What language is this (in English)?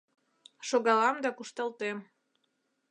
Mari